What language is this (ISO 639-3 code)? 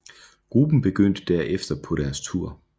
dan